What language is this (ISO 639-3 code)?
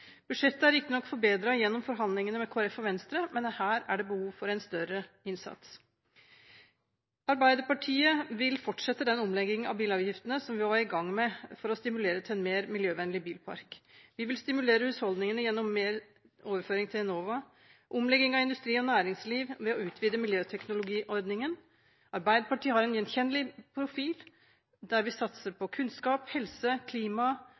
nob